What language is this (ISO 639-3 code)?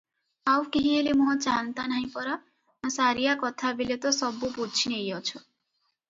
ori